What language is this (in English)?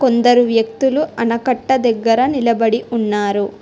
Telugu